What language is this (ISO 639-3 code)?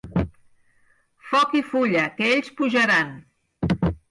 cat